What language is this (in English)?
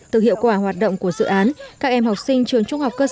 Vietnamese